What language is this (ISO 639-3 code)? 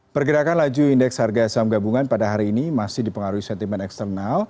ind